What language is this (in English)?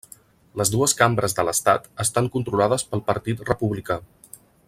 Catalan